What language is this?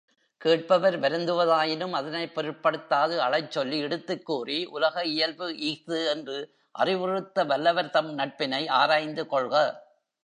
Tamil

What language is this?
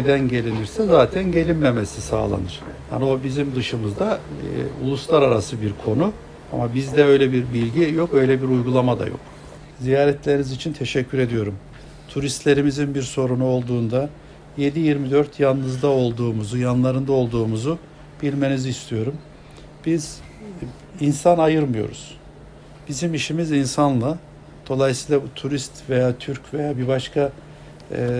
Turkish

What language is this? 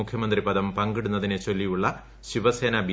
Malayalam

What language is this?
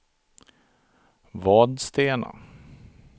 Swedish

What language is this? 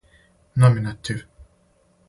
Serbian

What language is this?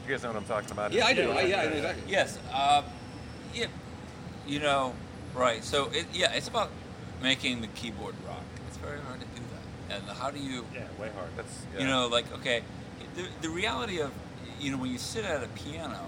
English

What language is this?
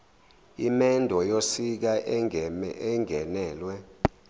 Zulu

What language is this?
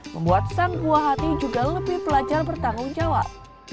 Indonesian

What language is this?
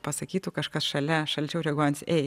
Lithuanian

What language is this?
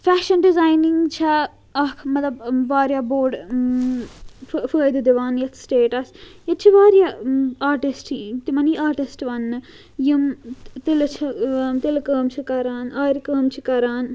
Kashmiri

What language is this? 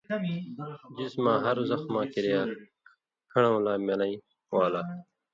Indus Kohistani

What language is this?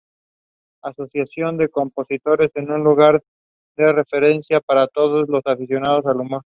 Spanish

